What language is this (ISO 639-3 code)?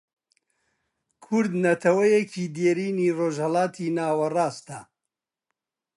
ckb